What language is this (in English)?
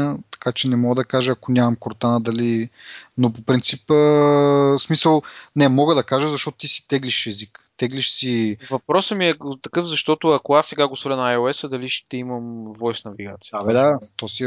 Bulgarian